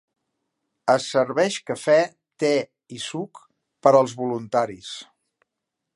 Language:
Catalan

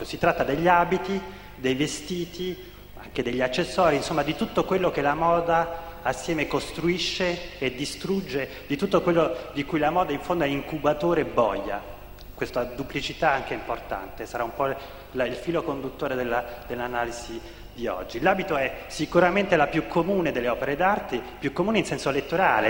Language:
Italian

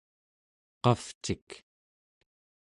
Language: Central Yupik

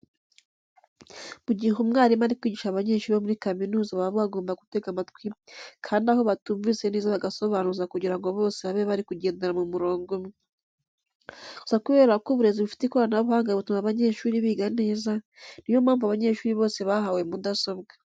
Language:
Kinyarwanda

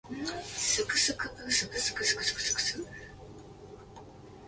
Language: Japanese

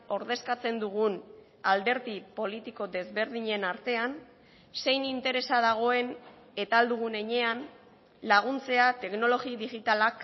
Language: Basque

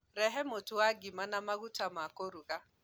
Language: Kikuyu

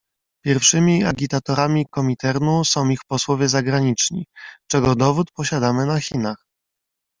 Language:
Polish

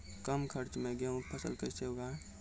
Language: Maithili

